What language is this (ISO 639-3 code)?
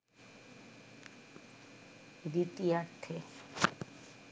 ben